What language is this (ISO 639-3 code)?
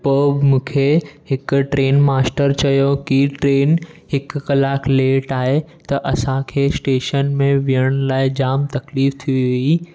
snd